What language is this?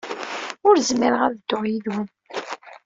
Kabyle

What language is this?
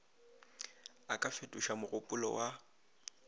Northern Sotho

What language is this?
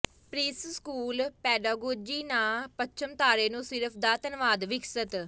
Punjabi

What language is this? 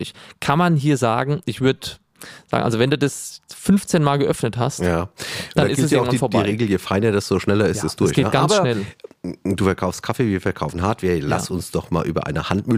German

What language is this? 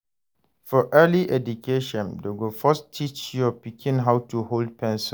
Nigerian Pidgin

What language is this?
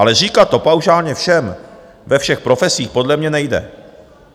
Czech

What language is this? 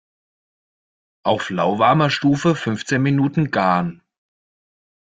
German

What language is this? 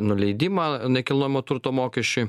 Lithuanian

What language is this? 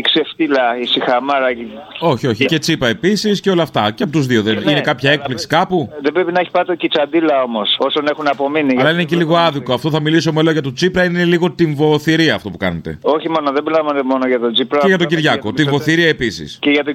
Greek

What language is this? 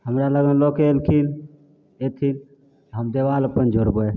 Maithili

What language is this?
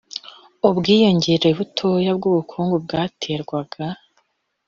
Kinyarwanda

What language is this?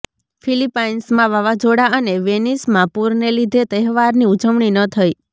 Gujarati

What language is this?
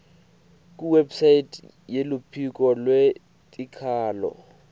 Swati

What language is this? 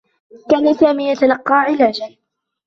Arabic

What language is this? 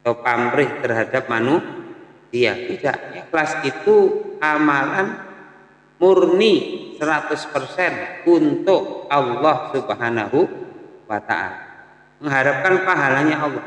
Indonesian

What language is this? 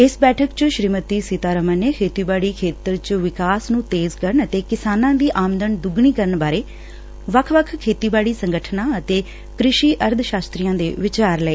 Punjabi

